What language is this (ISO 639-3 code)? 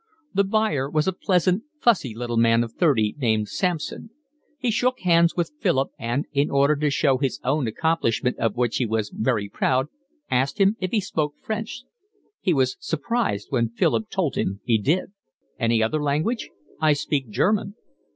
eng